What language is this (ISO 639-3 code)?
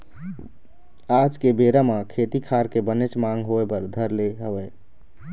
hne